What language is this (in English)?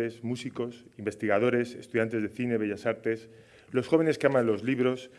Spanish